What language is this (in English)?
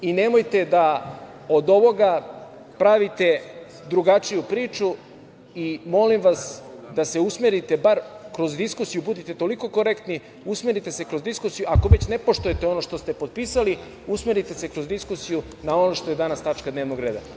Serbian